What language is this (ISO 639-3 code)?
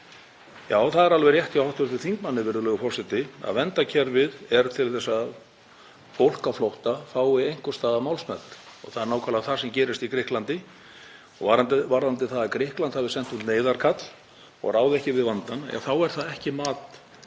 isl